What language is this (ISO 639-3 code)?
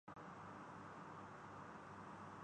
urd